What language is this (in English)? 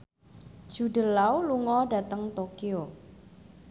Javanese